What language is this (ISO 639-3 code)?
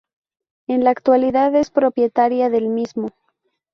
spa